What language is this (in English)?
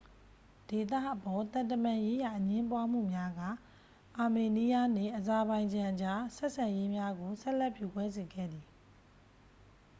Burmese